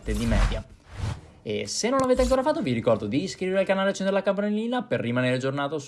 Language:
Italian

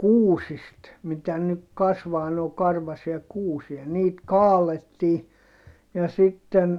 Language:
Finnish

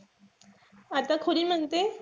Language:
Marathi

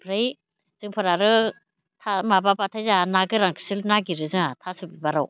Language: Bodo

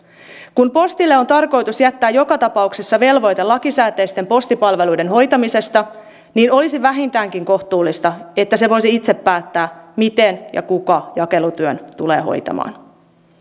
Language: Finnish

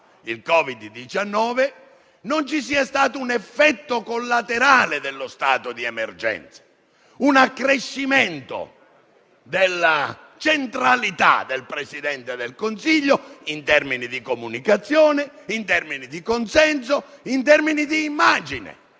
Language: Italian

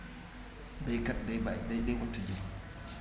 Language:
Wolof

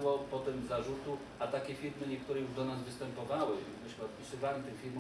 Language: Polish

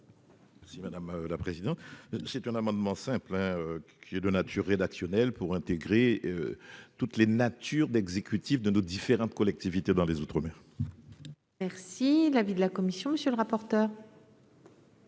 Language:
French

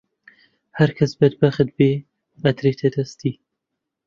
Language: Central Kurdish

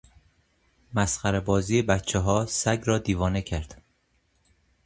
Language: Persian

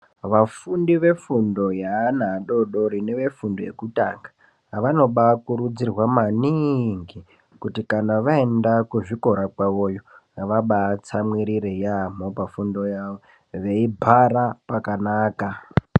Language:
Ndau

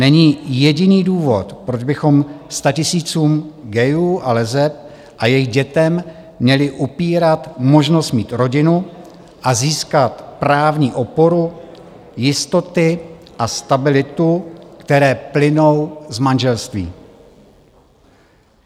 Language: Czech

